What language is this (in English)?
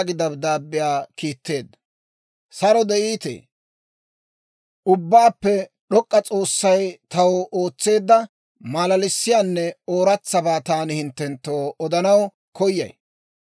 Dawro